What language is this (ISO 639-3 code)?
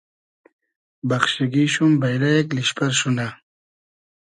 haz